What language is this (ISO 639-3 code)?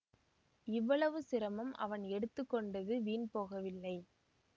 tam